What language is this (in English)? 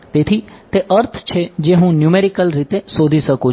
Gujarati